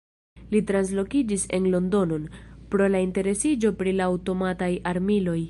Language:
Esperanto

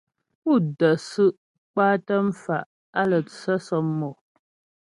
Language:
Ghomala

